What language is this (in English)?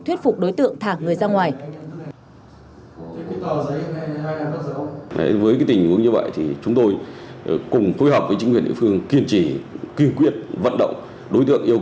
Vietnamese